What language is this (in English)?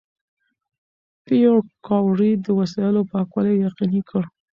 Pashto